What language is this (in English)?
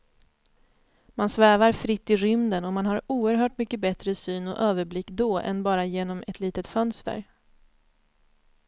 Swedish